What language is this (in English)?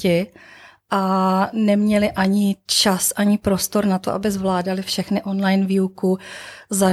Czech